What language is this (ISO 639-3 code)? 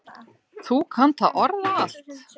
isl